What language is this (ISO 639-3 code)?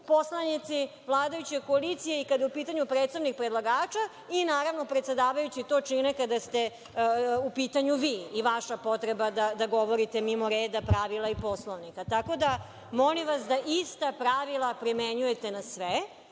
srp